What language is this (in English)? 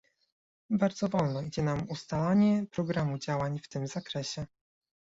Polish